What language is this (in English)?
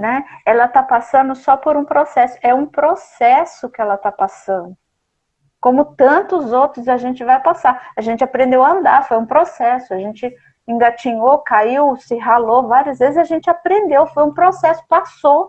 Portuguese